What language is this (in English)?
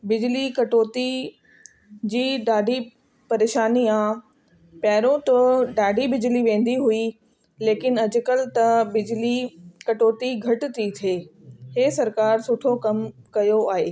Sindhi